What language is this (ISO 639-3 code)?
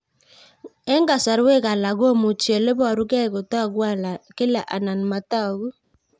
kln